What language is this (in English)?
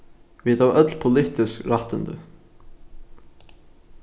Faroese